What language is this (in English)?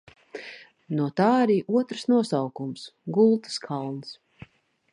Latvian